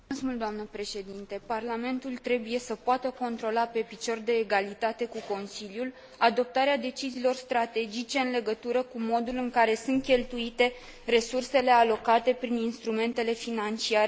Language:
Romanian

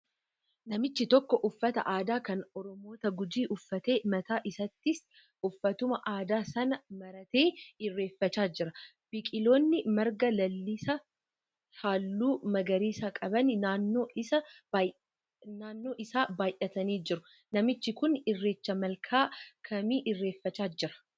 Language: Oromo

